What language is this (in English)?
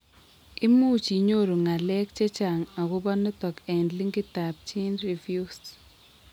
Kalenjin